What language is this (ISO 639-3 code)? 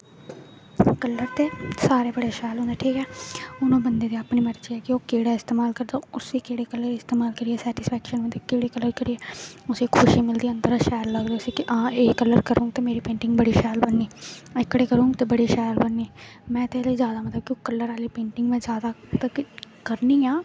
doi